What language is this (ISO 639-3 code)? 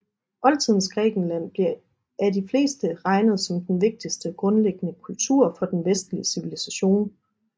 dan